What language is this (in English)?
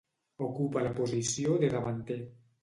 Catalan